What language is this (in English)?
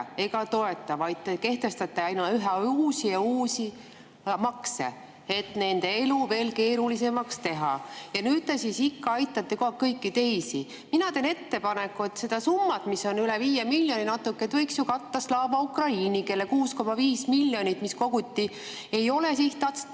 Estonian